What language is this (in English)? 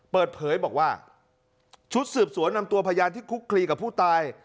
Thai